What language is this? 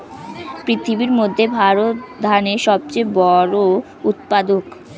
Bangla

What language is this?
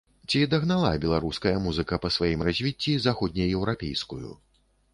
Belarusian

